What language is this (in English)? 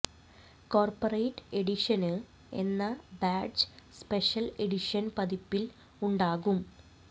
Malayalam